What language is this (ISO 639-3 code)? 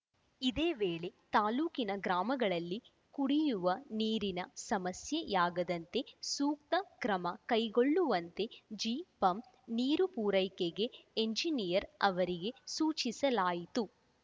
kan